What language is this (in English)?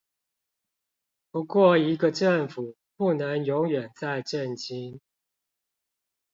Chinese